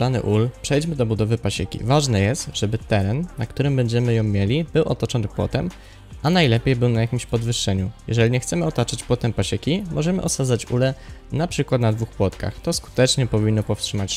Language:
Polish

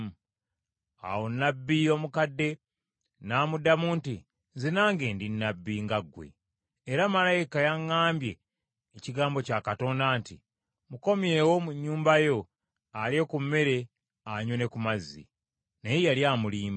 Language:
Ganda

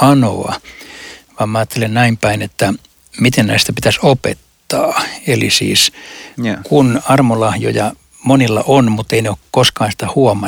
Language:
Finnish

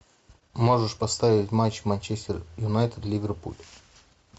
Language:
Russian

